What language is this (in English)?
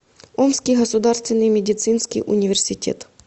Russian